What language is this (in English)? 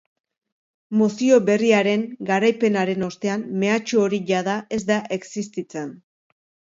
Basque